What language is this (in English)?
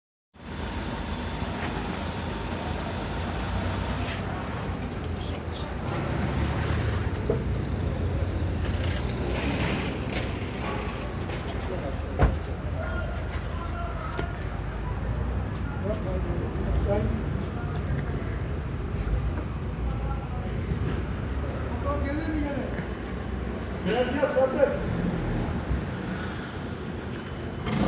Turkish